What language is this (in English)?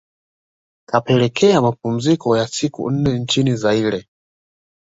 Swahili